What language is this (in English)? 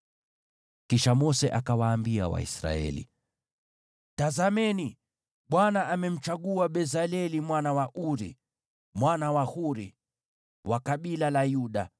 Swahili